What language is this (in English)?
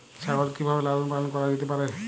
Bangla